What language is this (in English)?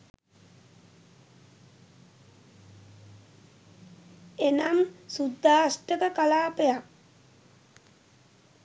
Sinhala